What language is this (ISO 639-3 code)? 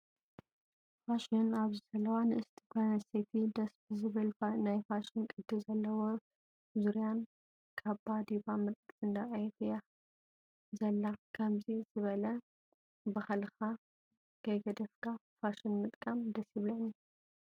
tir